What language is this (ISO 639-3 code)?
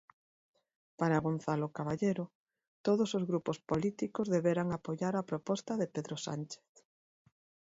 glg